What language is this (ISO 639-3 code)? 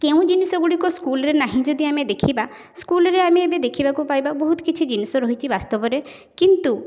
ori